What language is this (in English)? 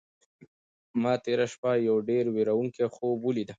Pashto